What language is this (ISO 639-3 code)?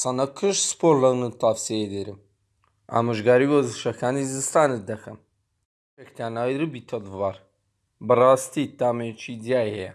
tur